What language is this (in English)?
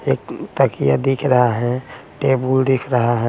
Hindi